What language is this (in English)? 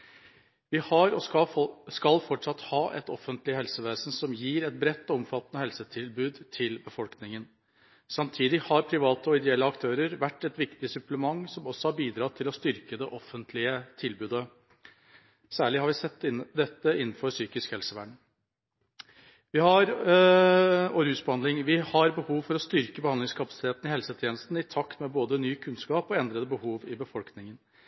Norwegian Bokmål